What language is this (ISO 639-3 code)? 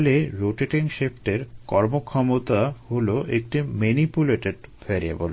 ben